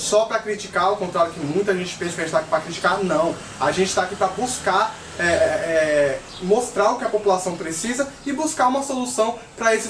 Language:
Portuguese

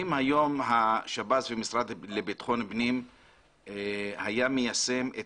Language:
Hebrew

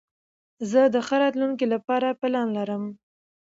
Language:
Pashto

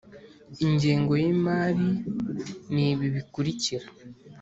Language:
Kinyarwanda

